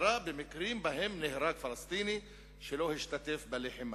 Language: Hebrew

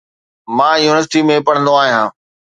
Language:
Sindhi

